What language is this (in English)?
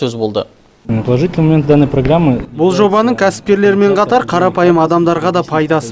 Russian